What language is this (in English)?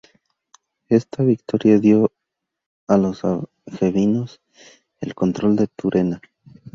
Spanish